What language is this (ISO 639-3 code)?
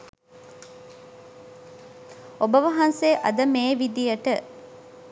sin